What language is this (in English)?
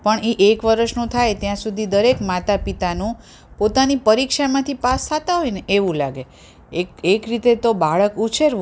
Gujarati